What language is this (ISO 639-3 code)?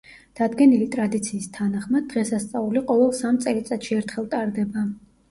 kat